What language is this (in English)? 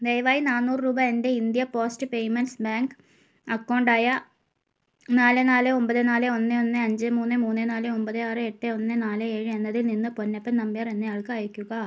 Malayalam